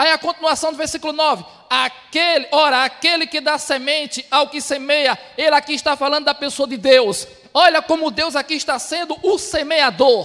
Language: Portuguese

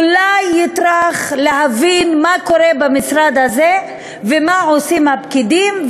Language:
Hebrew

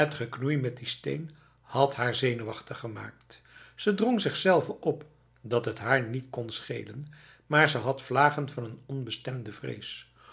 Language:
Dutch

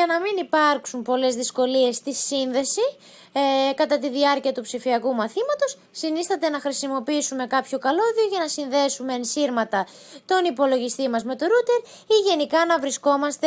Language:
Greek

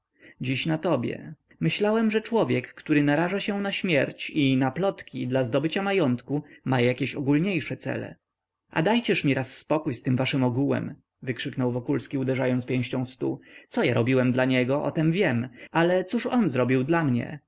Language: Polish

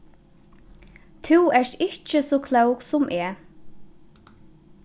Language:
Faroese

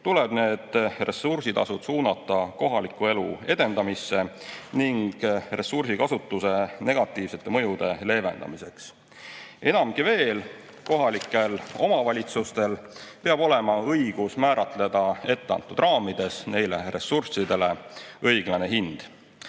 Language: Estonian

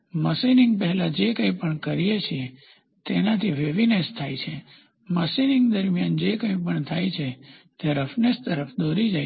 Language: Gujarati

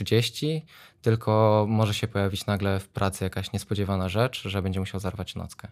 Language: Polish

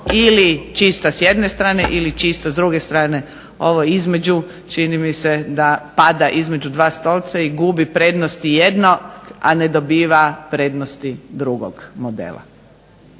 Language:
Croatian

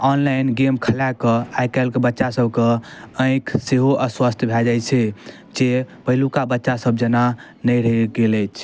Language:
Maithili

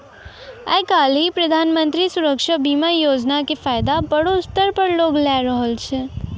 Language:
Maithili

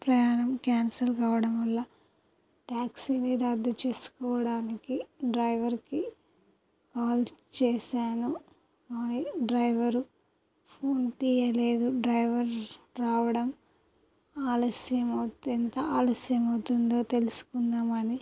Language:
Telugu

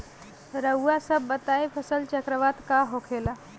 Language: Bhojpuri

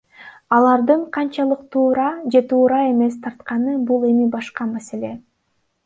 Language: Kyrgyz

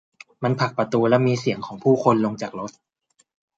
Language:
Thai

